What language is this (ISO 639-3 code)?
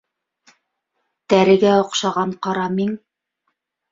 bak